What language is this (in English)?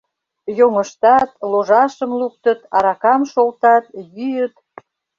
Mari